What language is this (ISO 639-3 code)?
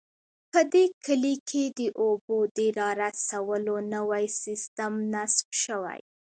pus